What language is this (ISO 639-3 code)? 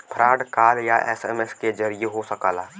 bho